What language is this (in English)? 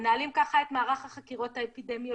Hebrew